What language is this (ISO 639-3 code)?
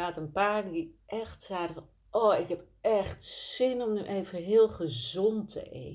nld